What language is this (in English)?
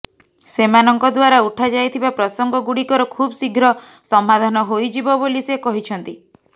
Odia